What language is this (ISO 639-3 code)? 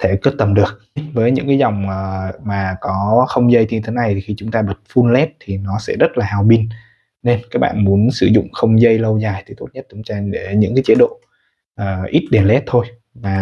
vie